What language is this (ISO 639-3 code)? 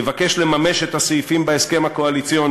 heb